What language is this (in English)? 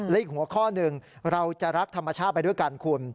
Thai